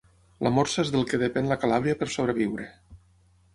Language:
Catalan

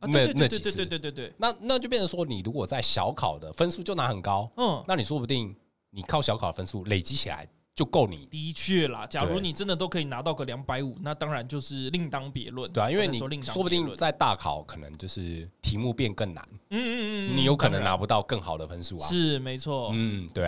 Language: Chinese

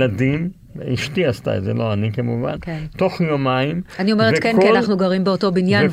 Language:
Hebrew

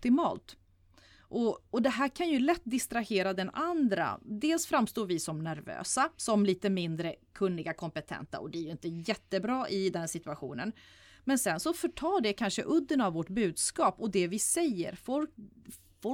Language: Swedish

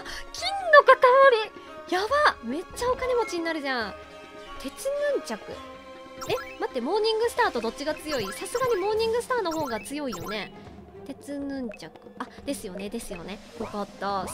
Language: Japanese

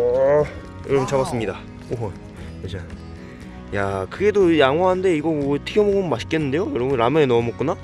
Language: Korean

